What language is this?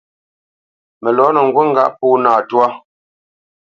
Bamenyam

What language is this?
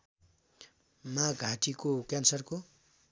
Nepali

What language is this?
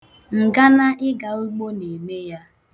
Igbo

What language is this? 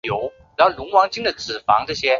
Chinese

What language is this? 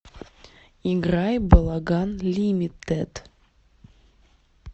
Russian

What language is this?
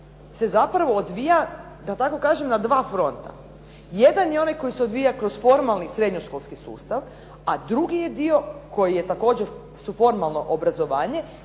Croatian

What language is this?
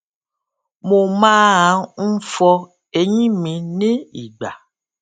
Yoruba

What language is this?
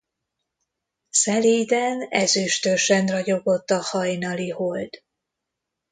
Hungarian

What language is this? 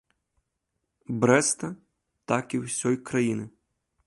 Belarusian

